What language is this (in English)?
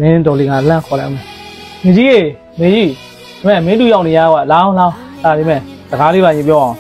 Thai